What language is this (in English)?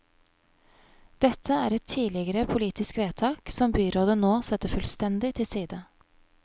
Norwegian